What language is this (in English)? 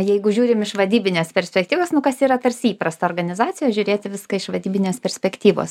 Lithuanian